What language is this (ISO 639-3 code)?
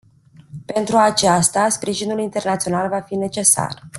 ron